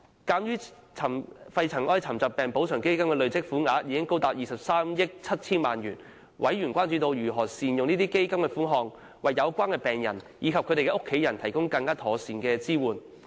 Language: Cantonese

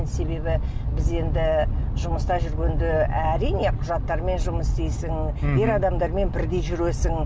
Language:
Kazakh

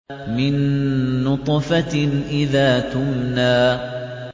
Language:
Arabic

